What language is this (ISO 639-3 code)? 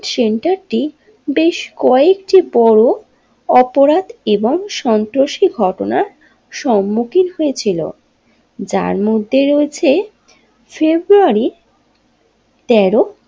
ben